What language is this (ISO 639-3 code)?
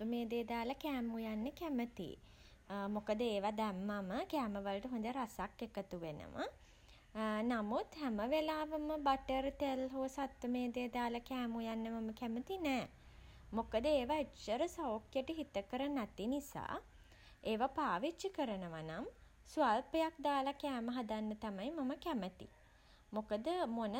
sin